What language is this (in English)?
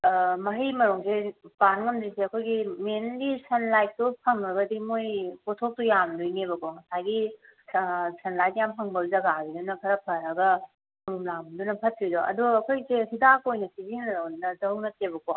Manipuri